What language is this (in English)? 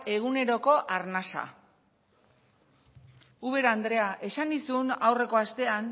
Basque